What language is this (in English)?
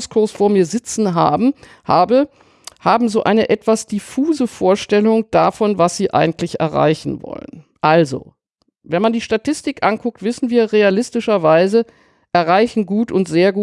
German